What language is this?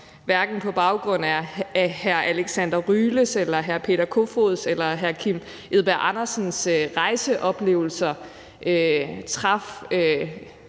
Danish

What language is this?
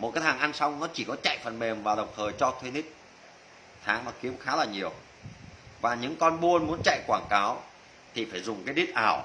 Vietnamese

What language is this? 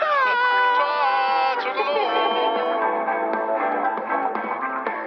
Welsh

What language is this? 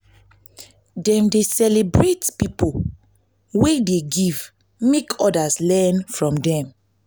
Nigerian Pidgin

